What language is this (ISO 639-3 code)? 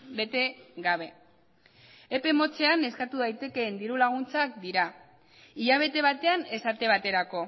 eus